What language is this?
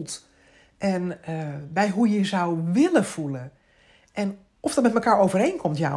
Dutch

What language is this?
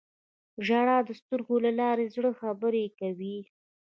Pashto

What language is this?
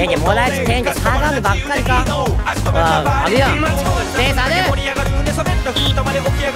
Thai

